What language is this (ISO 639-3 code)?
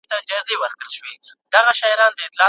pus